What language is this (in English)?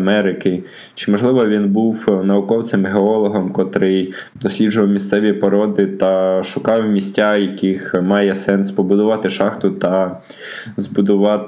Ukrainian